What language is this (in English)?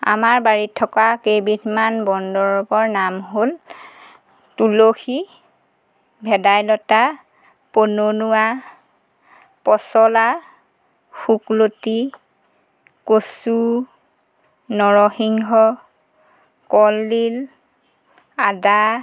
Assamese